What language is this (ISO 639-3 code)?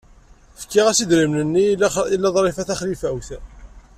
kab